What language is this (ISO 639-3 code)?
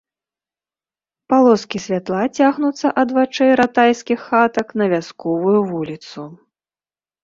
bel